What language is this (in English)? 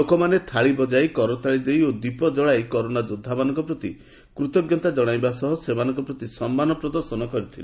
Odia